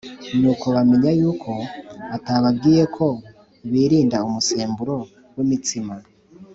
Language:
Kinyarwanda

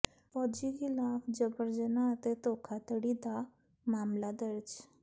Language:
Punjabi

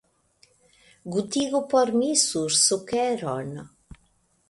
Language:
Esperanto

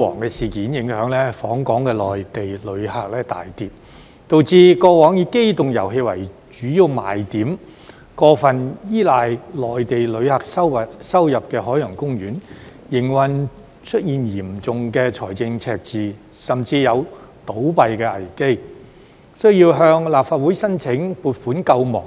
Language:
Cantonese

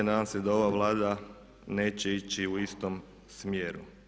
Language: Croatian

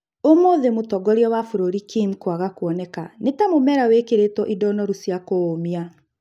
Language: Kikuyu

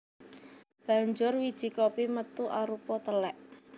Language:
Javanese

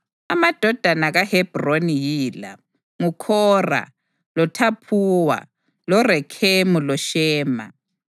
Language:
North Ndebele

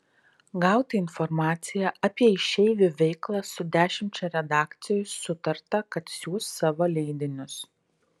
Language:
Lithuanian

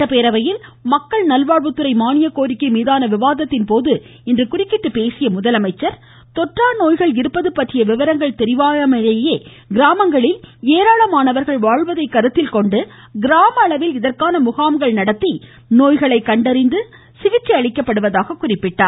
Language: Tamil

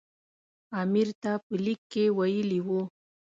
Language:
Pashto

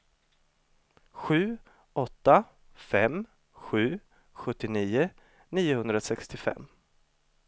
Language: Swedish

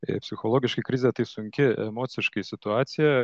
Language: Lithuanian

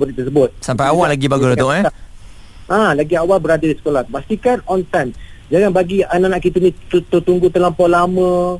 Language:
Malay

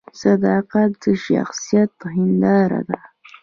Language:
Pashto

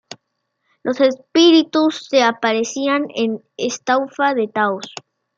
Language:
Spanish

